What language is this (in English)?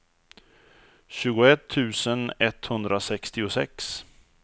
Swedish